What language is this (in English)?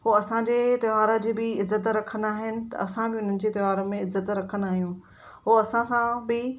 Sindhi